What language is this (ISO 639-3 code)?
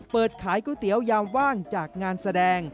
tha